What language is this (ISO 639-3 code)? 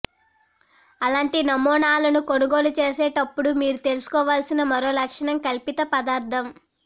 tel